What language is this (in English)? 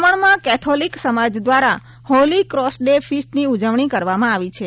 Gujarati